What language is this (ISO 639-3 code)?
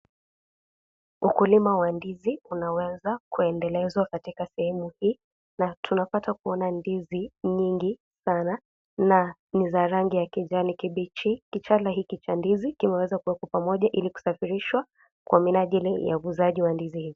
swa